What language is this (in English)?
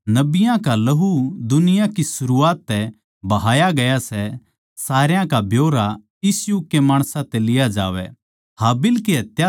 Haryanvi